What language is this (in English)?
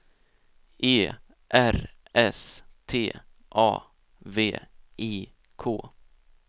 Swedish